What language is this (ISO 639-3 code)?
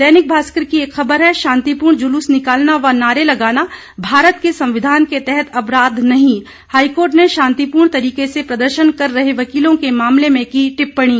hin